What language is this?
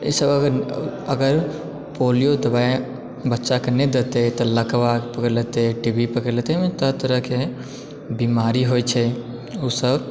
Maithili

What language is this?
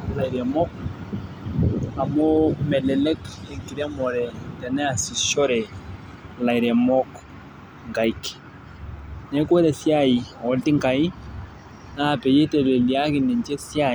Masai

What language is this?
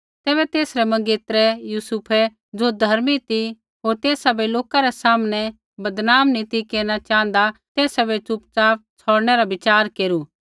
Kullu Pahari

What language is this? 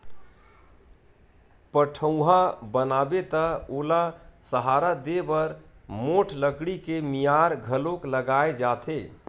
Chhattisgarhi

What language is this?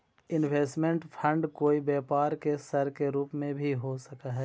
Magahi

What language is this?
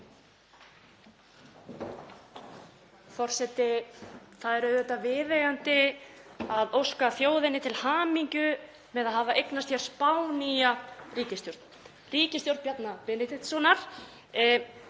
Icelandic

